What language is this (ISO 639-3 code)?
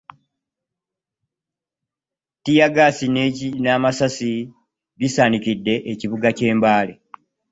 lug